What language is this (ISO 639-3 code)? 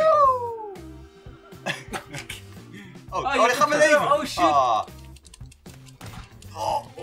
nld